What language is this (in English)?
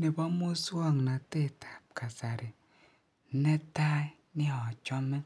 Kalenjin